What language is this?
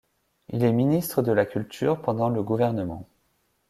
French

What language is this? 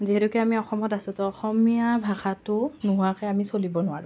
Assamese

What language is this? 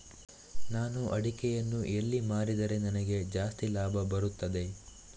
Kannada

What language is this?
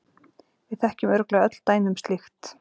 Icelandic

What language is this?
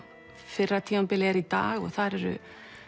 Icelandic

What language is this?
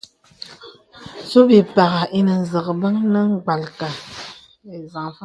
Bebele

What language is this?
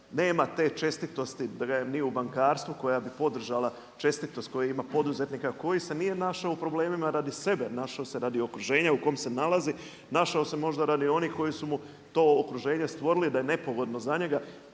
Croatian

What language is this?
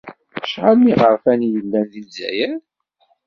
Kabyle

